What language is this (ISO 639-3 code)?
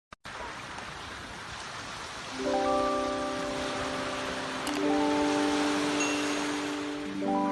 ind